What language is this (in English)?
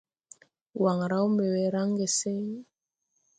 Tupuri